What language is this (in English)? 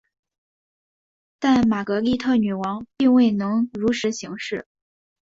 Chinese